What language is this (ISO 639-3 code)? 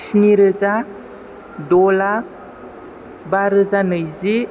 brx